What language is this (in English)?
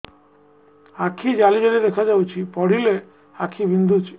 Odia